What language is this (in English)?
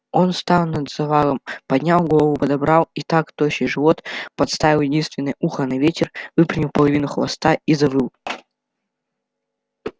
Russian